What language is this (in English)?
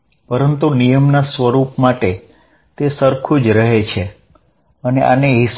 Gujarati